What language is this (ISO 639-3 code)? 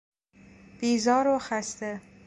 fas